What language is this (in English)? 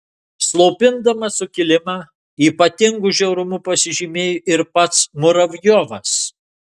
Lithuanian